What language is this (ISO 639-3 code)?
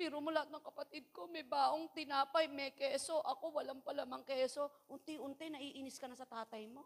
fil